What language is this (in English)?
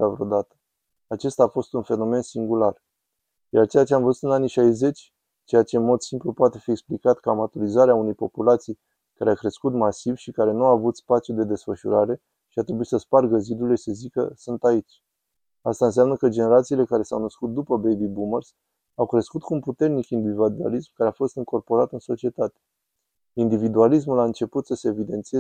Romanian